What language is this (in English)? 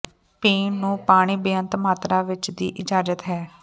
Punjabi